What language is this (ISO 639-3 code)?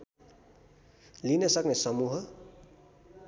nep